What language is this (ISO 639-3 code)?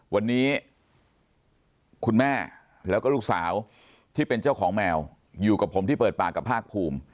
tha